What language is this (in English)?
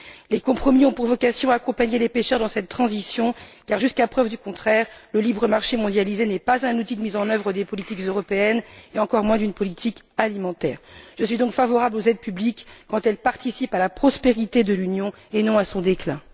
French